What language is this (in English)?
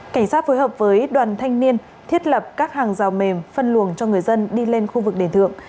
Vietnamese